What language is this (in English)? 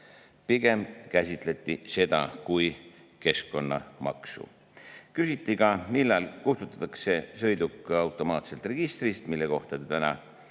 Estonian